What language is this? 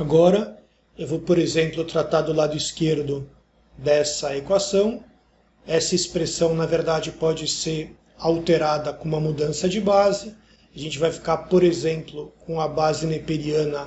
Portuguese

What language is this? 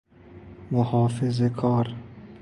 Persian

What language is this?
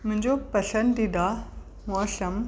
Sindhi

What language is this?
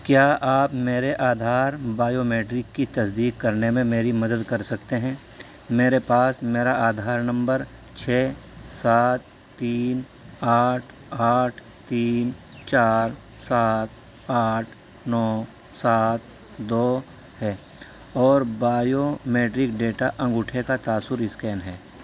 Urdu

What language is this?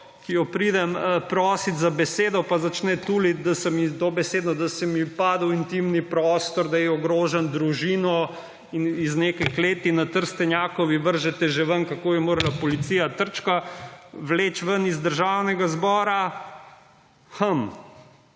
Slovenian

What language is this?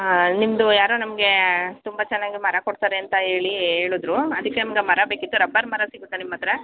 Kannada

